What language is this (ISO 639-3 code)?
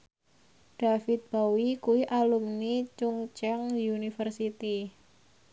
jav